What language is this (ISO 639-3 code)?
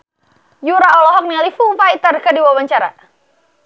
sun